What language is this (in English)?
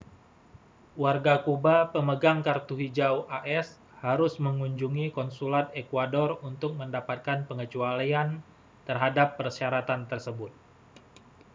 Indonesian